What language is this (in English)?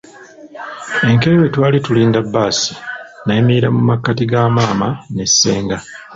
Ganda